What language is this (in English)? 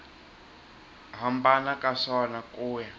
Tsonga